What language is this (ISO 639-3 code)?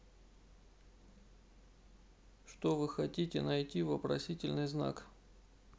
rus